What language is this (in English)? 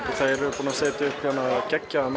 Icelandic